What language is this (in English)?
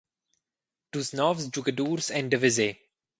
Romansh